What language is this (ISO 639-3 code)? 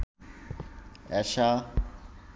ben